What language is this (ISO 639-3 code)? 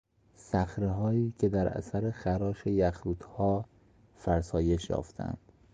fas